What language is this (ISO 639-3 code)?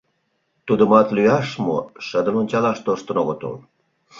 chm